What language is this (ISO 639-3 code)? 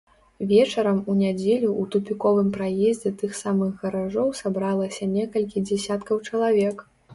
bel